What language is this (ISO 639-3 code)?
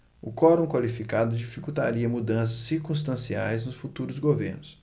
por